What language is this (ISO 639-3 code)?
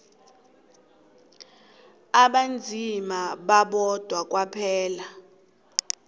nbl